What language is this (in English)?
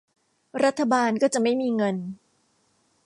Thai